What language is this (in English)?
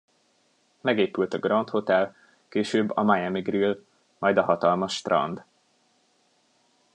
Hungarian